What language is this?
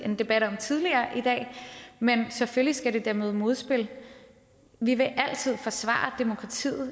Danish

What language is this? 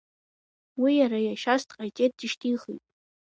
Abkhazian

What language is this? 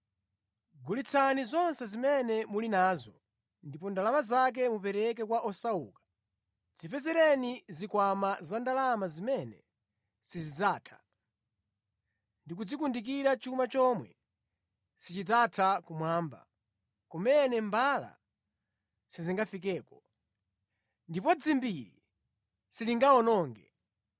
Nyanja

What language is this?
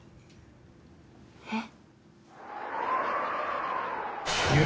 Japanese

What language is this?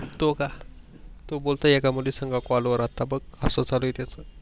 Marathi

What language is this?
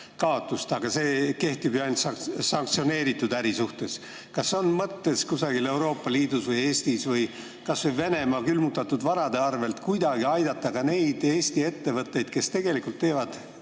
Estonian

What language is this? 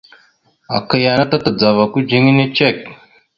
Mada (Cameroon)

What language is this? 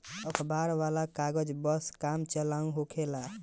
Bhojpuri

